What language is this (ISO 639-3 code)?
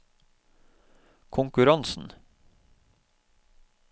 nor